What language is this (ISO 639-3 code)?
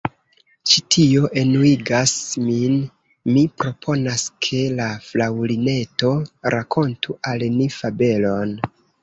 epo